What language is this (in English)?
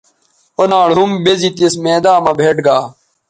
Bateri